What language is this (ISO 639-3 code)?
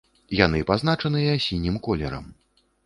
bel